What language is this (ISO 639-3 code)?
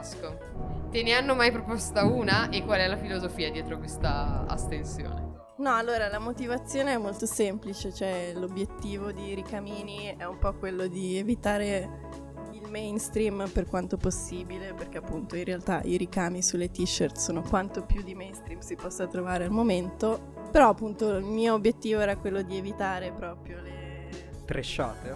ita